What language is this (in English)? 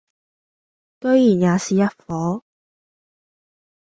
Cantonese